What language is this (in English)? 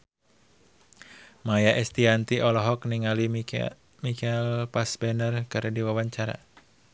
Sundanese